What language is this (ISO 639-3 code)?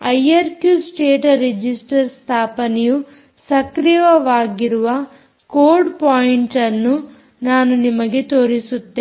kan